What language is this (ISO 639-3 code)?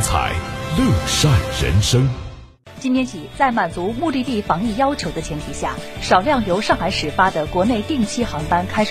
zho